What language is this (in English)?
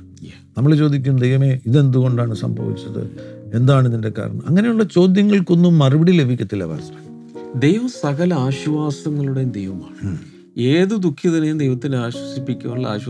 Malayalam